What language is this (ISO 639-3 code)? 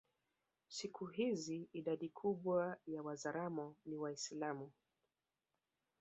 swa